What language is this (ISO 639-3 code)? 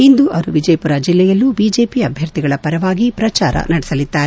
kan